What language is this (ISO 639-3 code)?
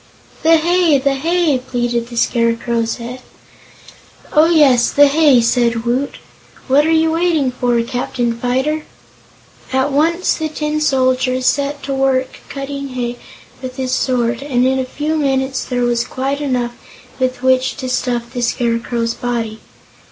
eng